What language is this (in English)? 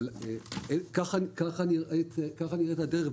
Hebrew